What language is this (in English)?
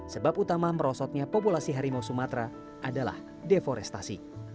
Indonesian